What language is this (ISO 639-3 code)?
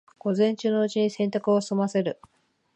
jpn